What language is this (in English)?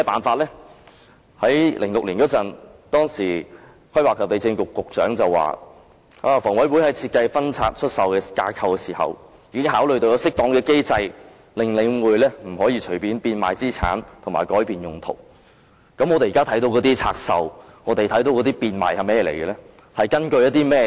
Cantonese